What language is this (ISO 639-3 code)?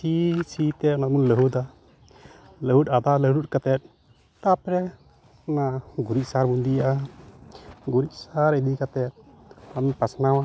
sat